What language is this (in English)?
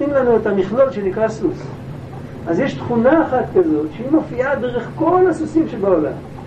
Hebrew